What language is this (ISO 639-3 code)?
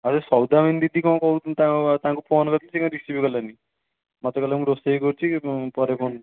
ori